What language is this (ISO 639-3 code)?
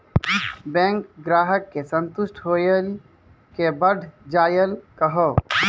mai